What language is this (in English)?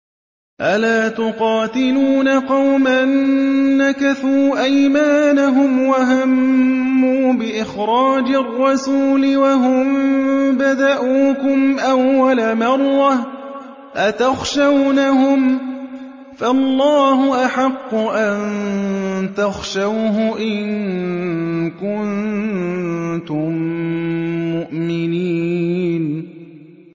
Arabic